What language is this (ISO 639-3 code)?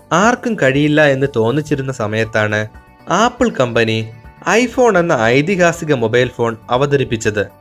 mal